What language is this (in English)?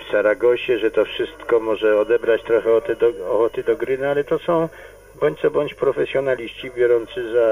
Polish